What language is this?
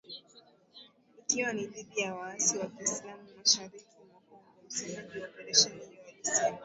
Swahili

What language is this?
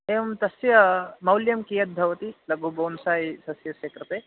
Sanskrit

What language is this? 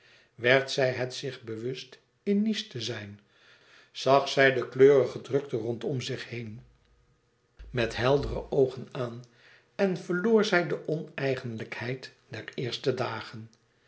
Dutch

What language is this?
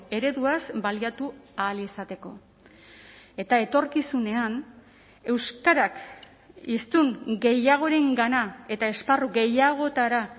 Basque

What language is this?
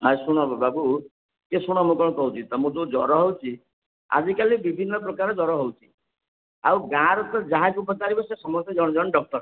Odia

